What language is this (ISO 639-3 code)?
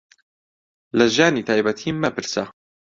ckb